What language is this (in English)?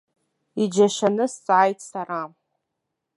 Abkhazian